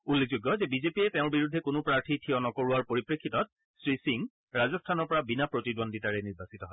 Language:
Assamese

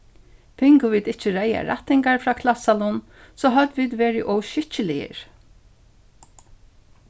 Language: Faroese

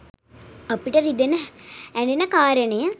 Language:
Sinhala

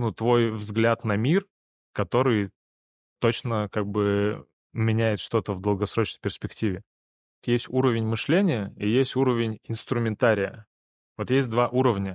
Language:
Russian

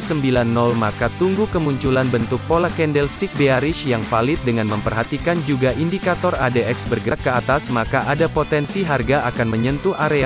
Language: Indonesian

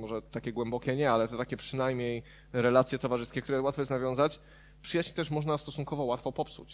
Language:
Polish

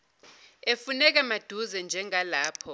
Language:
Zulu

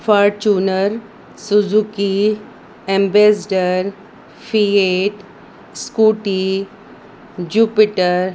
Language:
Sindhi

